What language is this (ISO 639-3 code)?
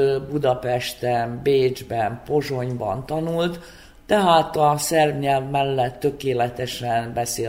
hun